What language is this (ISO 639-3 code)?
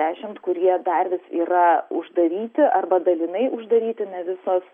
lit